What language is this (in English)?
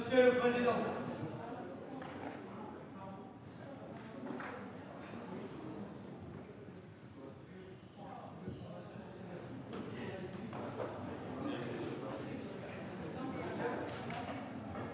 French